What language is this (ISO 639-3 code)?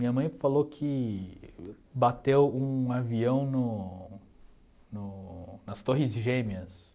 por